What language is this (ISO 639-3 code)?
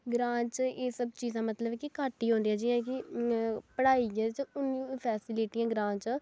doi